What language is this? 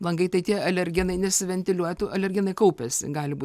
Lithuanian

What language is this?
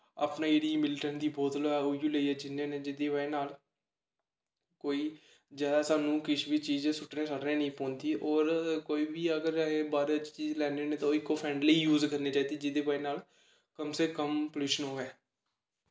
Dogri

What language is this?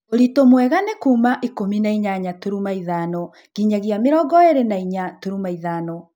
Kikuyu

